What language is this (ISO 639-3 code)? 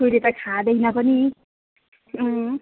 nep